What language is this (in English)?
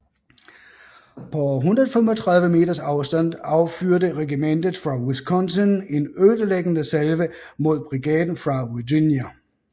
Danish